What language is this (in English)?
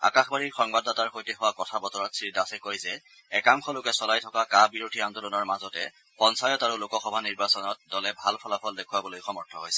Assamese